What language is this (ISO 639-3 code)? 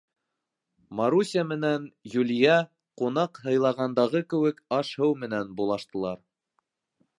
bak